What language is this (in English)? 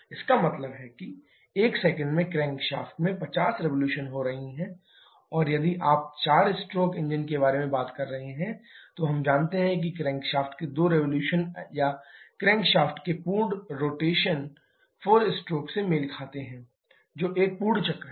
Hindi